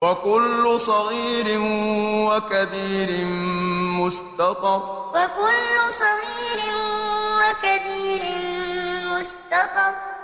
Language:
Arabic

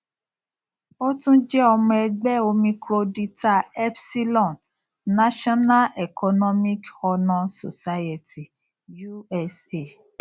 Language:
Yoruba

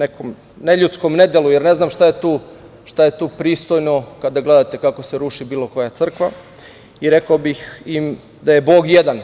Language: Serbian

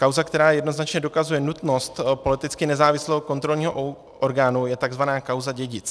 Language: Czech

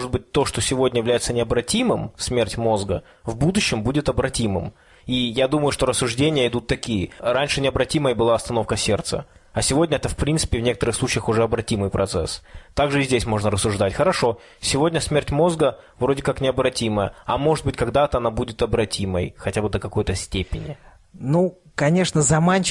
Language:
Russian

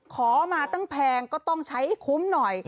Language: Thai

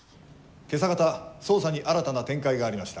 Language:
Japanese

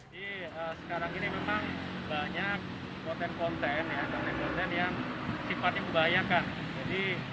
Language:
Indonesian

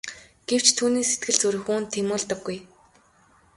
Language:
Mongolian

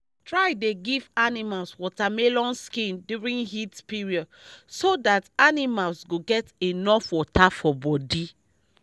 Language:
Nigerian Pidgin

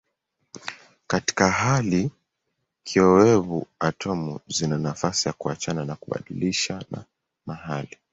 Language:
Swahili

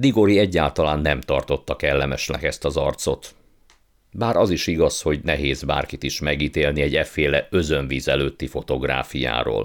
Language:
Hungarian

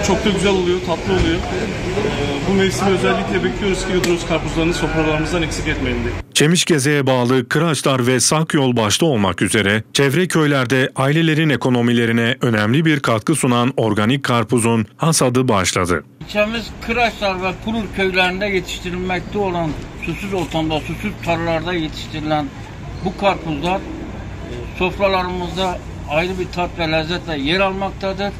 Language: Turkish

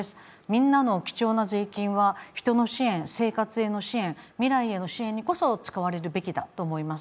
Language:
Japanese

